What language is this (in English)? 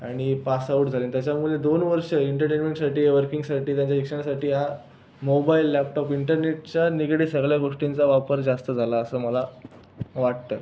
Marathi